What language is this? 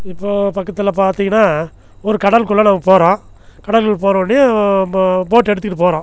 Tamil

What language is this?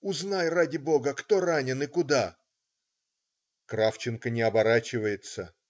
Russian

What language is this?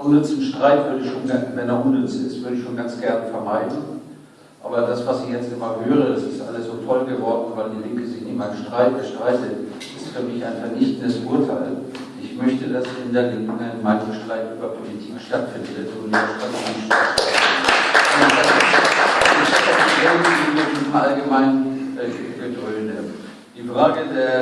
German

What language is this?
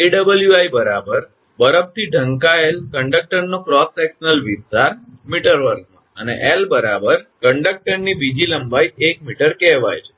Gujarati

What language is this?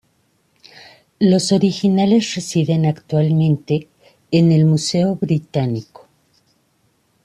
Spanish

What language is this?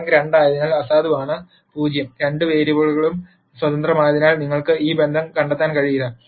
Malayalam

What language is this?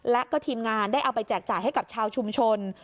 Thai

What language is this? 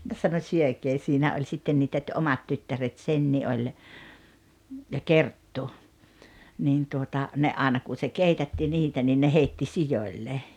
Finnish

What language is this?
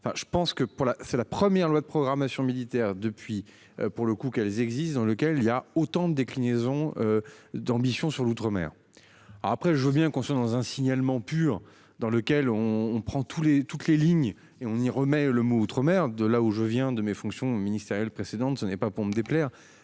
French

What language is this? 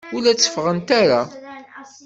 Kabyle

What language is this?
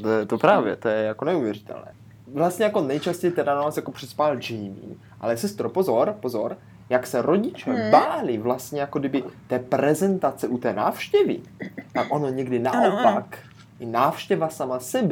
Czech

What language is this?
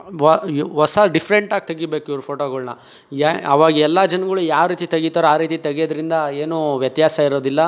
Kannada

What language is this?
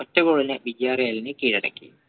Malayalam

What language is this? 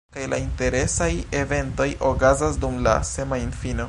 Esperanto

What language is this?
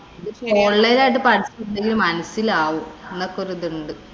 Malayalam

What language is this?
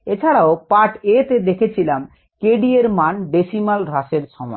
Bangla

